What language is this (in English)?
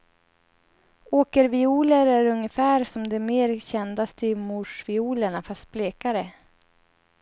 Swedish